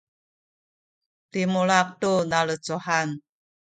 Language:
Sakizaya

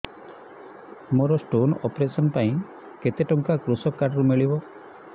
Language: Odia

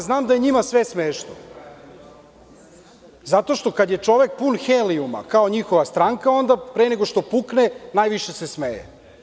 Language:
Serbian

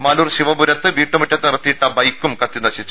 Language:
Malayalam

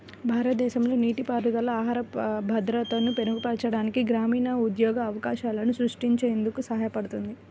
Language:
Telugu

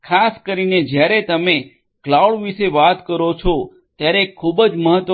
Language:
Gujarati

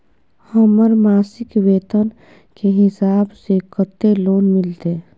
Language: Maithili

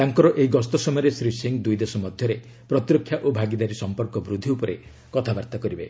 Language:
Odia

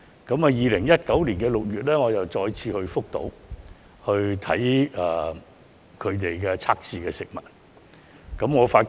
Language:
Cantonese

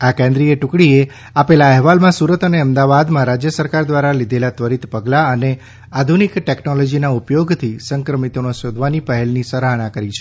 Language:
Gujarati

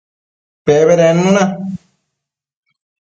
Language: Matsés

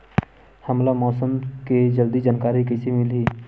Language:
Chhattisgarhi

